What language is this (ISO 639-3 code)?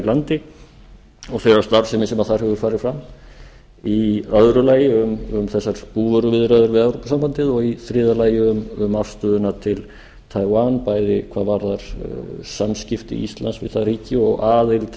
isl